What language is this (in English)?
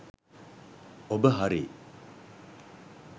Sinhala